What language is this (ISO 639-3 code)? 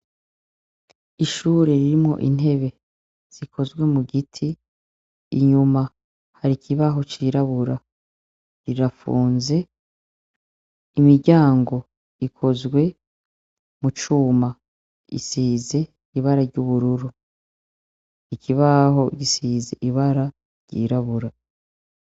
run